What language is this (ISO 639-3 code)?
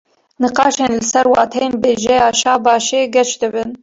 kur